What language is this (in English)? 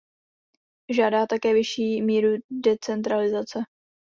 Czech